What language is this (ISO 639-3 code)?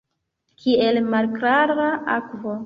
epo